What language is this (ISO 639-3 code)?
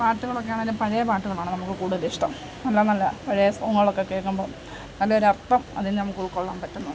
mal